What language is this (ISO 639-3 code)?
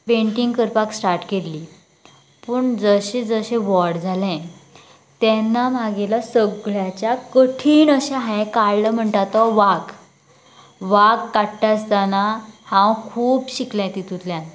kok